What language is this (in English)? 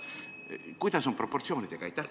Estonian